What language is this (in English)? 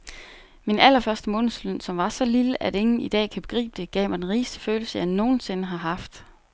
Danish